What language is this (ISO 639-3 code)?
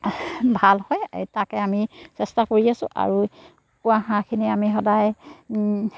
asm